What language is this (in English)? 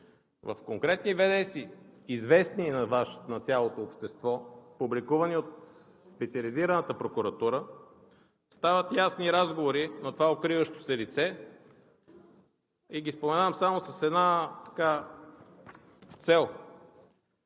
Bulgarian